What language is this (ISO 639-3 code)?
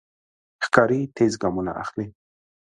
pus